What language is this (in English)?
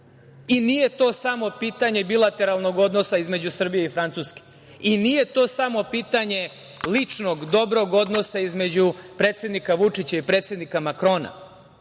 Serbian